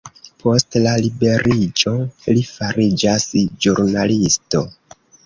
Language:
Esperanto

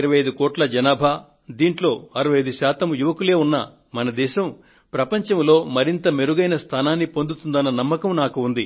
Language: Telugu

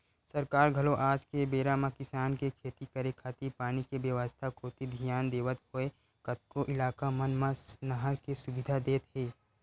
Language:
Chhattisgarhi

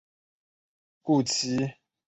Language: Chinese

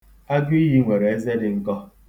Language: Igbo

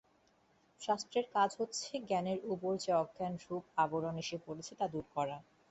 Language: Bangla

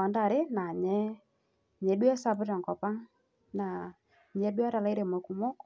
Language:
Masai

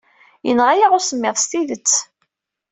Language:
Kabyle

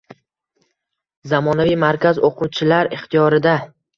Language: Uzbek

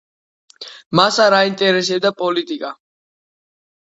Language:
Georgian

